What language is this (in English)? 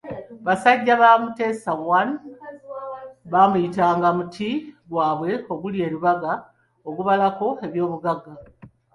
Ganda